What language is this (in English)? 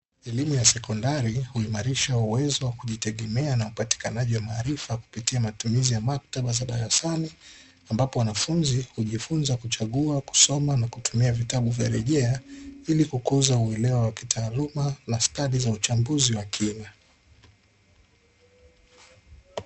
Swahili